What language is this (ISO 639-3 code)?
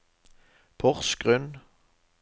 nor